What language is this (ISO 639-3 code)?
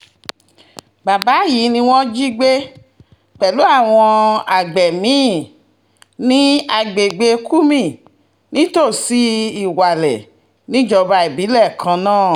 yor